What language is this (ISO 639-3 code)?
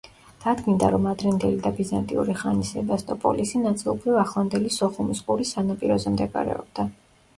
kat